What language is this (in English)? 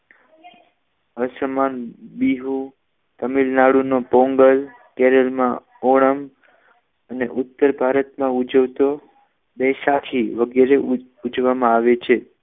Gujarati